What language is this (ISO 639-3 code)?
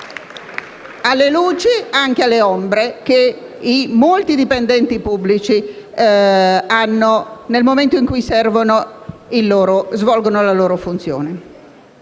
ita